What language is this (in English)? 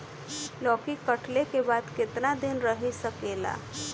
Bhojpuri